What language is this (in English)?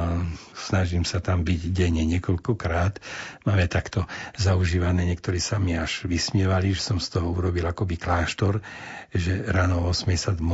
Slovak